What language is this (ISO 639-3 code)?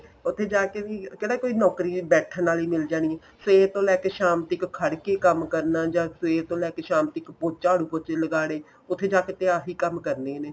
pan